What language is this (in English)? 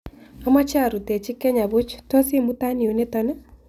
Kalenjin